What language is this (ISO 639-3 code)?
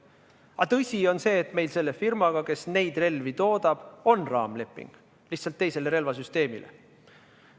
est